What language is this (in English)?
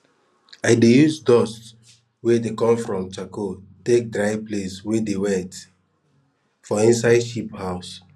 Nigerian Pidgin